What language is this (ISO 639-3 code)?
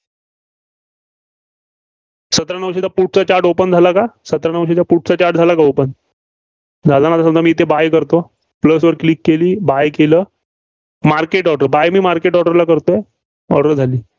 mar